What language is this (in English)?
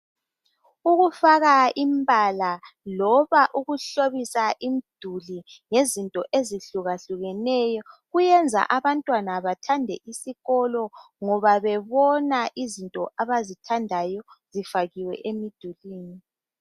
North Ndebele